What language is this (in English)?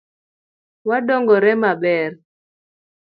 Luo (Kenya and Tanzania)